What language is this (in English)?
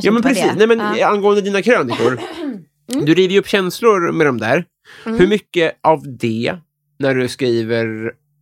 Swedish